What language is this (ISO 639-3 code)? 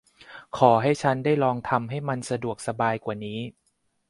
tha